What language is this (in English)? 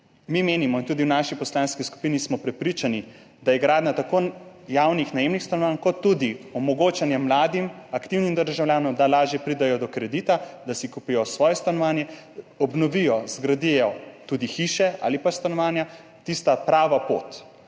Slovenian